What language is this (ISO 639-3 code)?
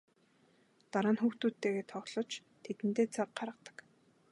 mon